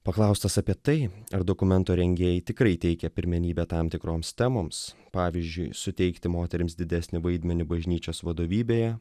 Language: Lithuanian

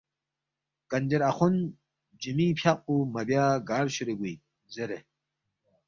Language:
Balti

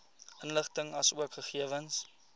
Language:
Afrikaans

